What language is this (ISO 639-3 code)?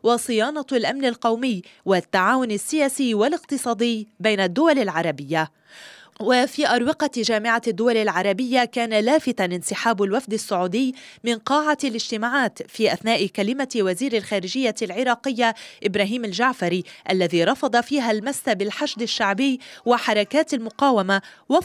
ara